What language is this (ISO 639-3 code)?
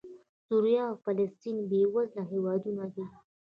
pus